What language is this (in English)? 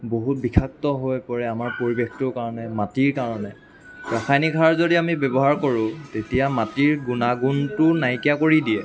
Assamese